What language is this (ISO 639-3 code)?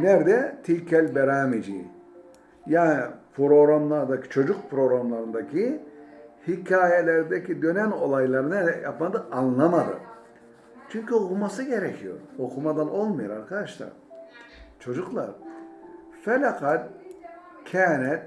tur